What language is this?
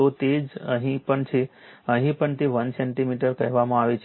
Gujarati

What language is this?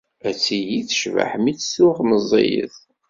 Kabyle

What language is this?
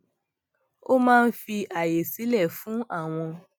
Yoruba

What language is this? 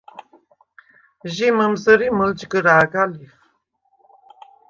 Svan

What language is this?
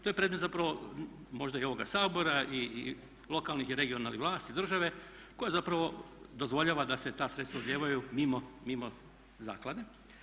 Croatian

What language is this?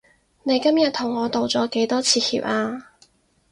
Cantonese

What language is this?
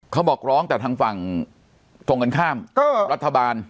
Thai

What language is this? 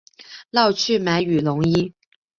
Chinese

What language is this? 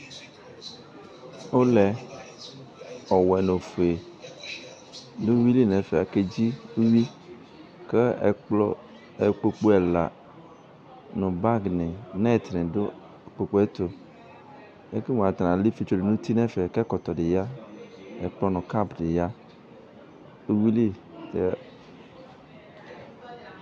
Ikposo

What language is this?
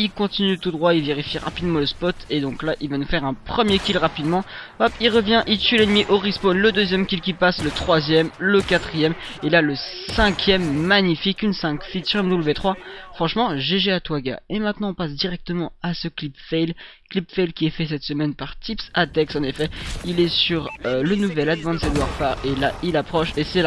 French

